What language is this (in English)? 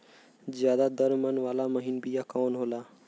Bhojpuri